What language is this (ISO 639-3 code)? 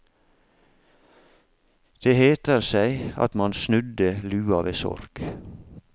nor